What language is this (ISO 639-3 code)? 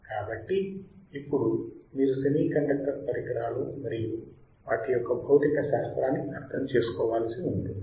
tel